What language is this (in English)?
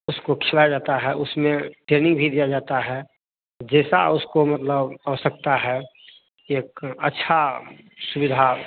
Hindi